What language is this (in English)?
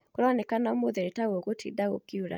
Kikuyu